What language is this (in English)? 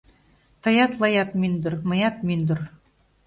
Mari